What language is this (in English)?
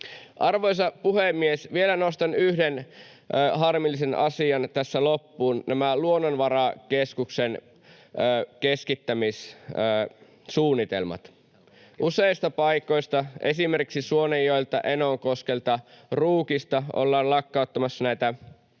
Finnish